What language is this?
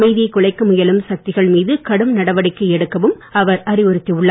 Tamil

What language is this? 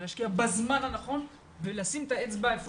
Hebrew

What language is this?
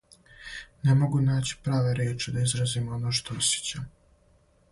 Serbian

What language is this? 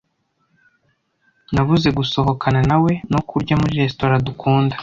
Kinyarwanda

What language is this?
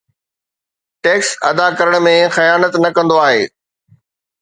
Sindhi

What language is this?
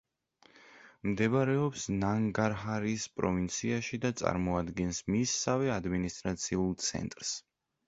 Georgian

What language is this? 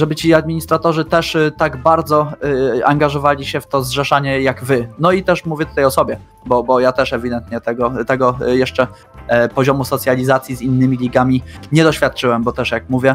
Polish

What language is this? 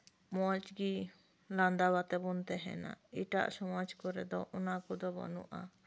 Santali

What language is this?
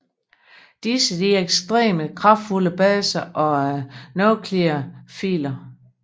Danish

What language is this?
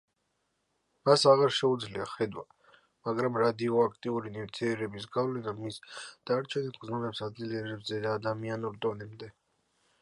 Georgian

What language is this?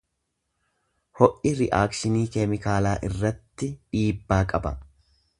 Oromo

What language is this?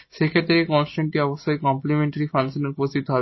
Bangla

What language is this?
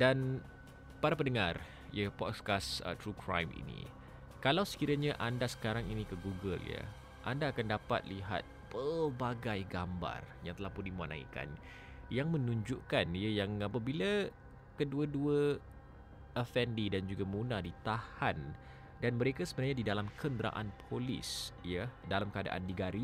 Malay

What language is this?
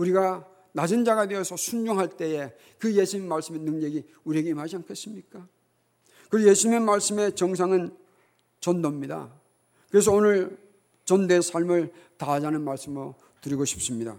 Korean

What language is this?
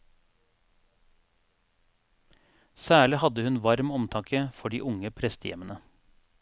Norwegian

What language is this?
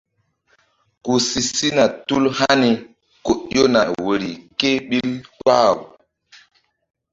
Mbum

